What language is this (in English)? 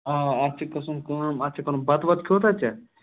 Kashmiri